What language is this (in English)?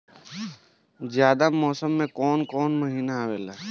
Bhojpuri